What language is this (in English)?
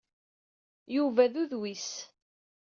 Kabyle